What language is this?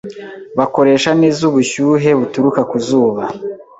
Kinyarwanda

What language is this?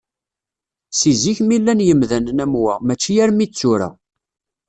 Kabyle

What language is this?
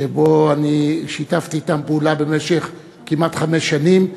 Hebrew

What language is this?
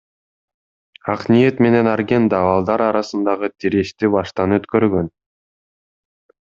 Kyrgyz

